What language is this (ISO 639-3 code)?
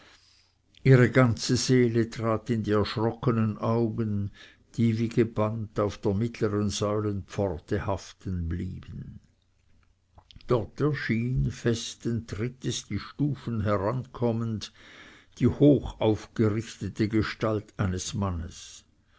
deu